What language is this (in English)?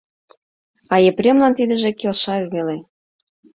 Mari